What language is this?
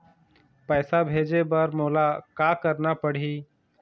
Chhattisgarhi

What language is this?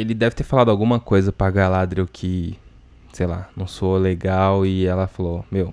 Portuguese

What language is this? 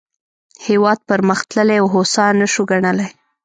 Pashto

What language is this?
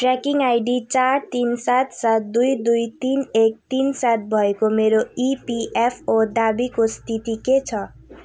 Nepali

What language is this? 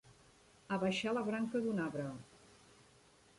Catalan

